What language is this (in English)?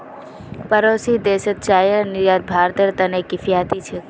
Magahi